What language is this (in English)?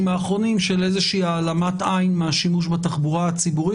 Hebrew